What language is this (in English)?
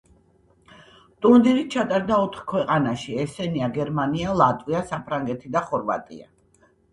Georgian